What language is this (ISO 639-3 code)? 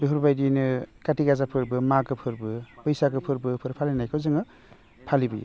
brx